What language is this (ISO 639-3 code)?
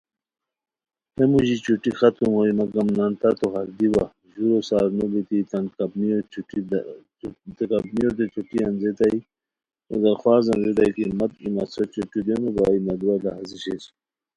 khw